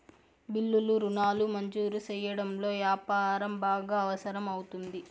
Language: Telugu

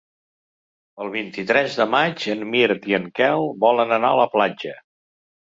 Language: Catalan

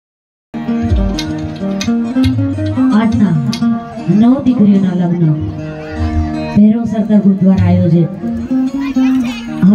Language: Gujarati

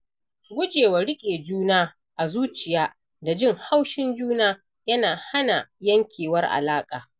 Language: Hausa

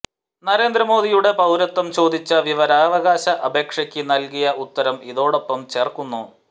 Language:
Malayalam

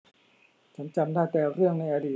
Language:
Thai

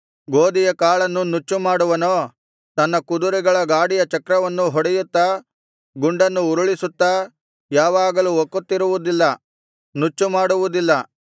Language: Kannada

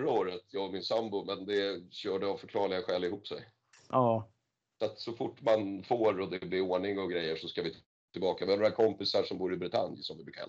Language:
Swedish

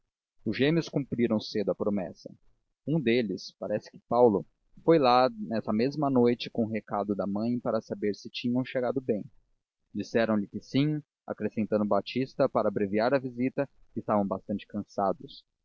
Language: Portuguese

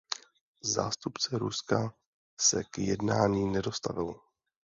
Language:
Czech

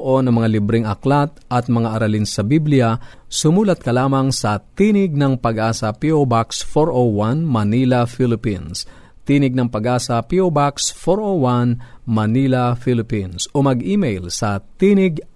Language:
Filipino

